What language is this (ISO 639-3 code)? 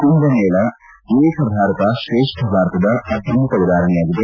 kan